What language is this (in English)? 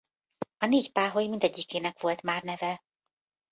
Hungarian